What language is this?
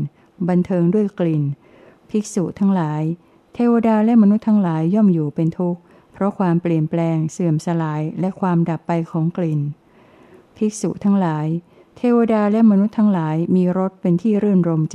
Thai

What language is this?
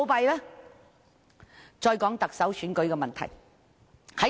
Cantonese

